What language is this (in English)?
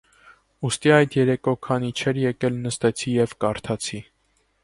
Armenian